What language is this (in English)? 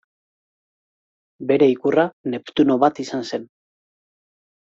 Basque